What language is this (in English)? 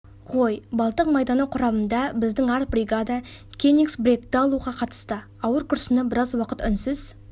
Kazakh